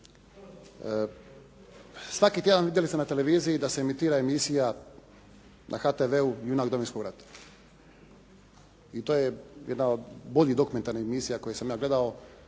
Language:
Croatian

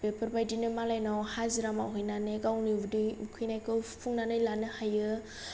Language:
Bodo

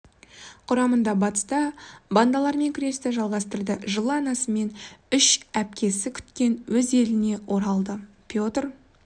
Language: Kazakh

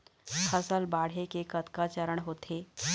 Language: Chhattisgarhi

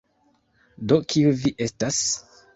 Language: Esperanto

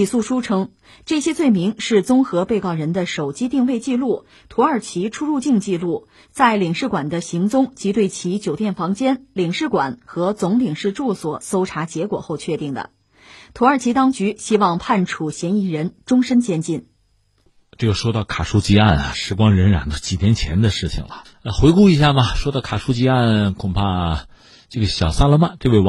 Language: Chinese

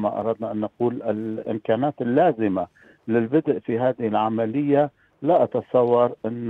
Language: Arabic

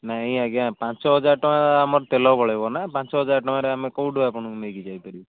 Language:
Odia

